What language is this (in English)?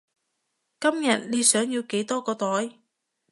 Cantonese